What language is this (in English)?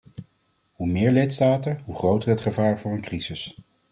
Dutch